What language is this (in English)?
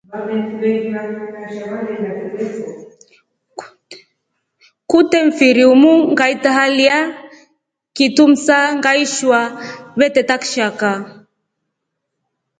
Rombo